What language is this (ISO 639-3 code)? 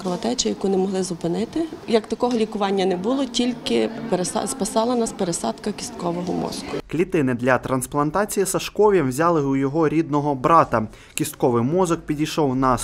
ukr